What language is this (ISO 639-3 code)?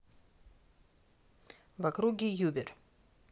rus